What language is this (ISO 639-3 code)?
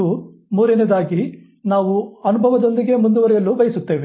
kan